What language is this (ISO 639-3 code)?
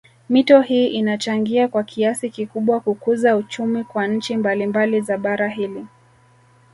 swa